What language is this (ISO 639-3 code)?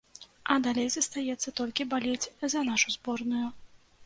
bel